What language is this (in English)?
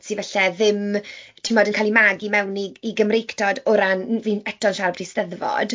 Welsh